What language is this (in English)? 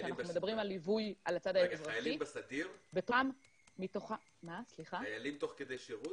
Hebrew